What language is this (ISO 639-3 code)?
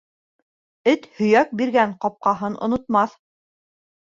bak